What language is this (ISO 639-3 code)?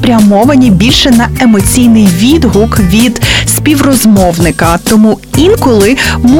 ukr